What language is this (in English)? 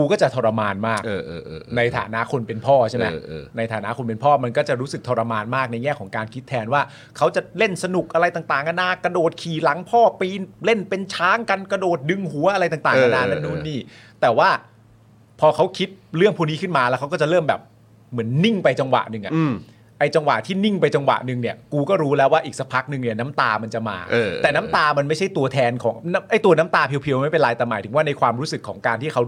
Thai